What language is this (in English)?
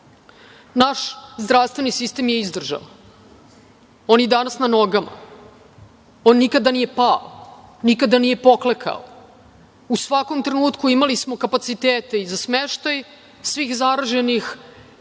Serbian